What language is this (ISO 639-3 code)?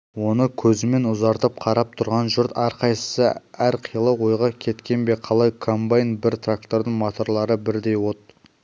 kaz